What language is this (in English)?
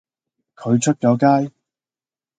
Cantonese